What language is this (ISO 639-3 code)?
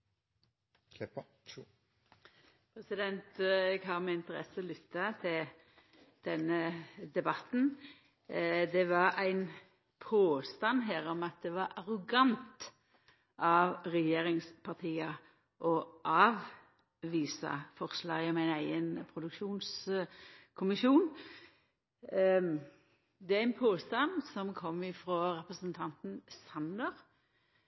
nno